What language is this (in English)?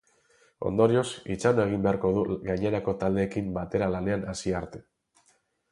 Basque